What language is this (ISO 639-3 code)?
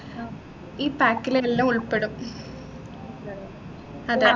mal